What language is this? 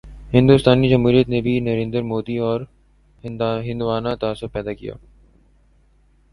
Urdu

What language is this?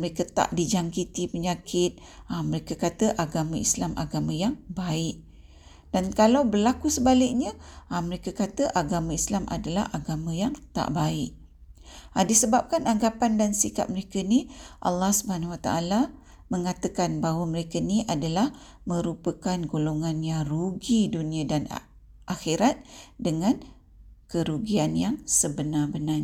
Malay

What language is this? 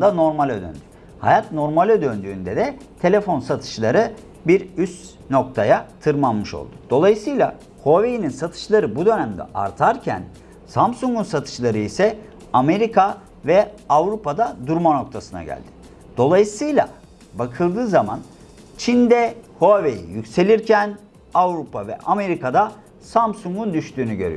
Turkish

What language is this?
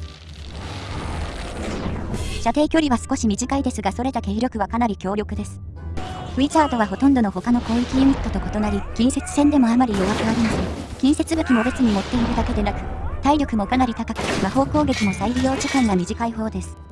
Japanese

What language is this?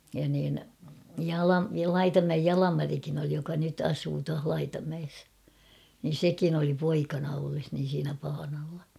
Finnish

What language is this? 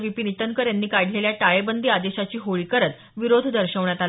Marathi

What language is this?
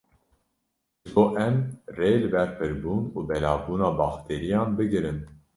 Kurdish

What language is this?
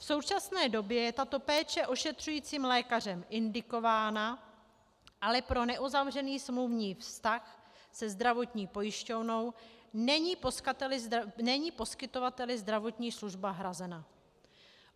Czech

